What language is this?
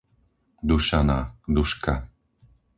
Slovak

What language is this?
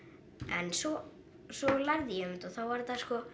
Icelandic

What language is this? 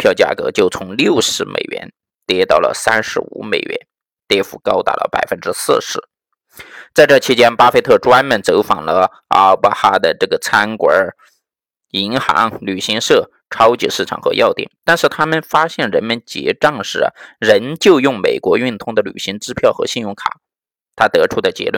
Chinese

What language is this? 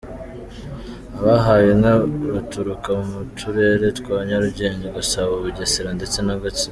Kinyarwanda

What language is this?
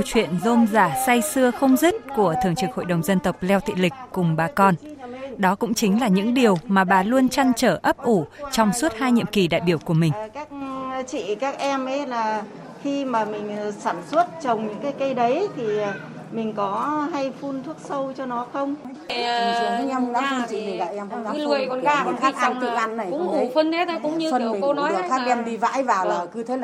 Vietnamese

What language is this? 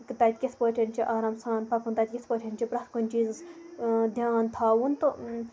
Kashmiri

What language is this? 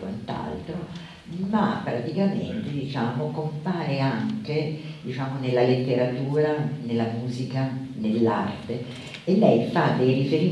Italian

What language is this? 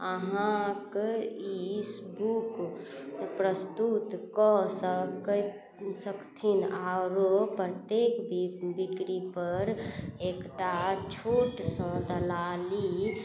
Maithili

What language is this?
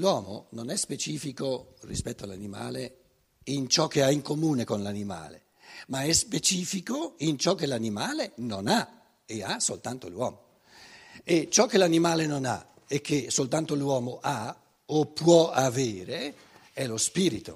Italian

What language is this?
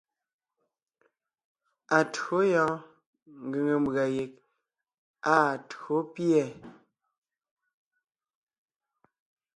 Ngiemboon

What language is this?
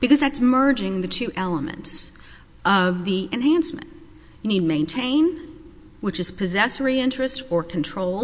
English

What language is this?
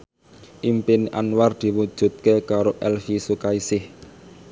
Javanese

